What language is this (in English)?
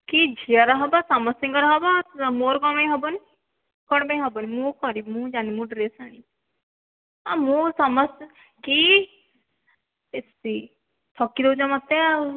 Odia